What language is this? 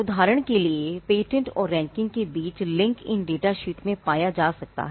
Hindi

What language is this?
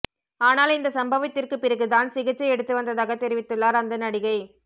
Tamil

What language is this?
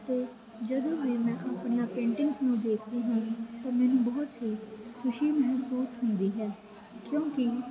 Punjabi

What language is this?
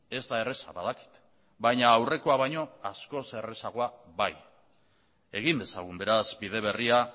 Basque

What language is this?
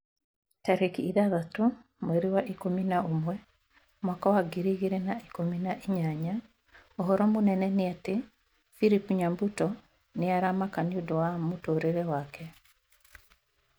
Kikuyu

